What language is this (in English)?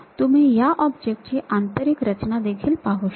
Marathi